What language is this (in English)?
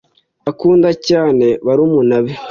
Kinyarwanda